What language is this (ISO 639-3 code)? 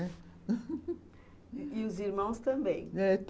por